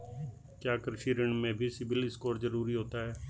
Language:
Hindi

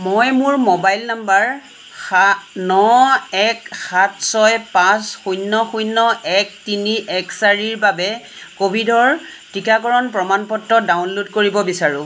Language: Assamese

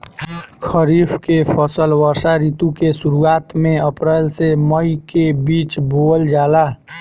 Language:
Bhojpuri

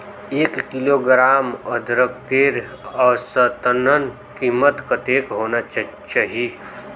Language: Magahi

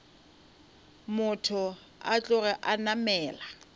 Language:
Northern Sotho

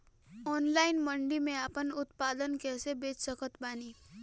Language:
Bhojpuri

